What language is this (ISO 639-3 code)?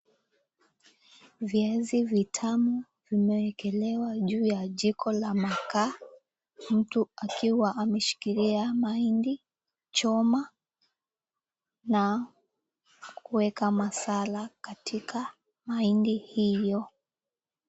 swa